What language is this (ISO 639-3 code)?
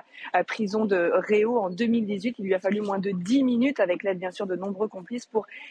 fra